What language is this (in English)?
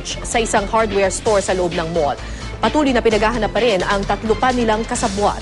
Filipino